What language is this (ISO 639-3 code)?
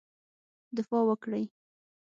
pus